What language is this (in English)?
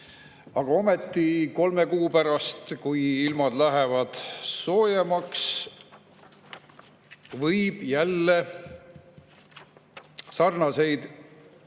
Estonian